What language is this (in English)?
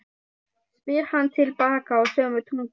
Icelandic